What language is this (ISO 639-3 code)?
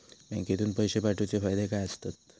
mar